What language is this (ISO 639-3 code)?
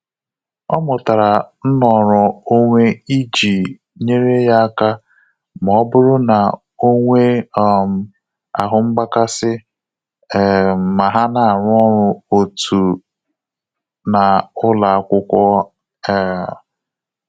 ibo